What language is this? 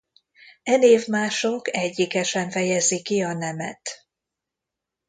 Hungarian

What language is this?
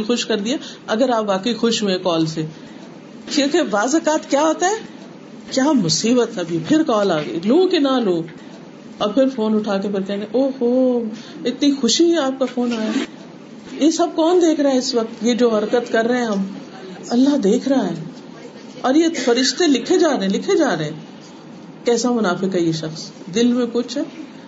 Urdu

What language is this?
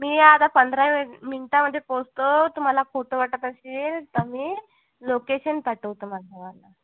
Marathi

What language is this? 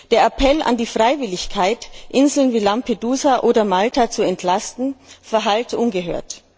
German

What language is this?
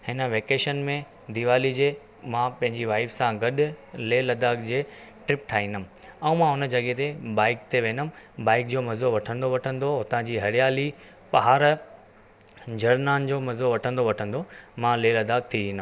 Sindhi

